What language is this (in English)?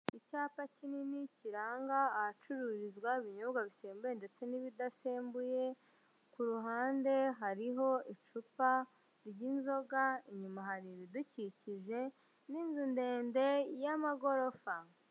Kinyarwanda